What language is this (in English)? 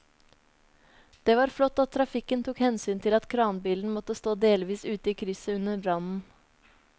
Norwegian